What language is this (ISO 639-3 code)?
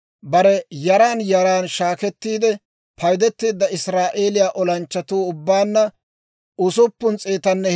dwr